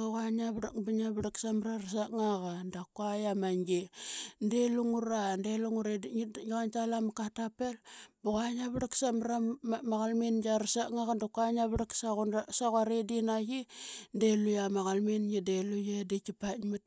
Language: Qaqet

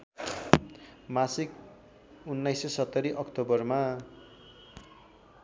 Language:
Nepali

